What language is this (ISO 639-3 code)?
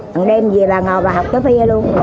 vie